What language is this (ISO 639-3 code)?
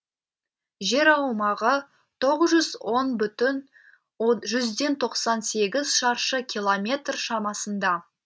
kaz